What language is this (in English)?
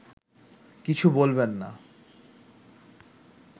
Bangla